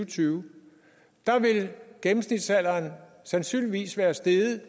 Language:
Danish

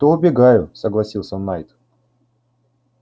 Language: Russian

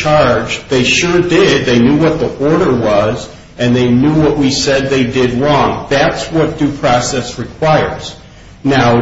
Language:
English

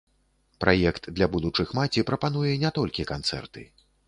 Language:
Belarusian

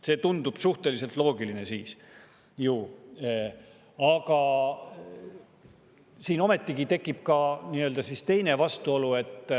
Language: Estonian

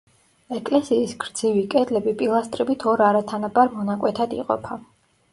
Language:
Georgian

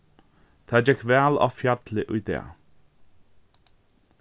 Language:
Faroese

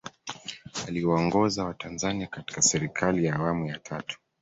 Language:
Swahili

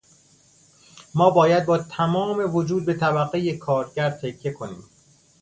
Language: Persian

